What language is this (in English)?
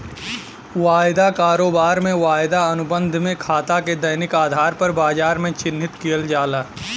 Bhojpuri